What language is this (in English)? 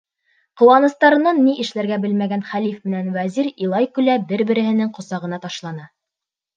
Bashkir